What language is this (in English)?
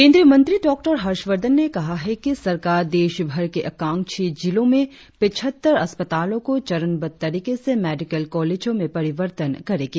Hindi